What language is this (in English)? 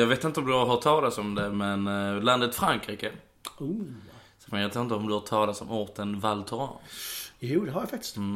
Swedish